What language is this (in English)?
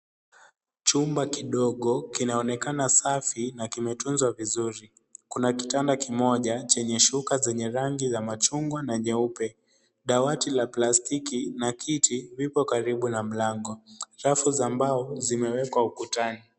Swahili